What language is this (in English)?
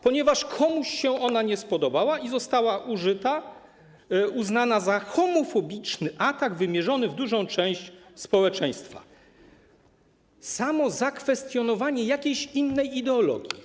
Polish